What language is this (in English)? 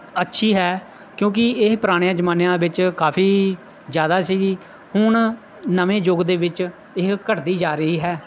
Punjabi